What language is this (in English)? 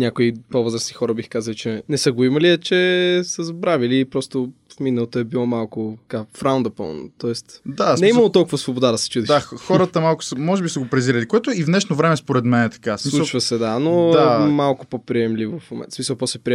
Bulgarian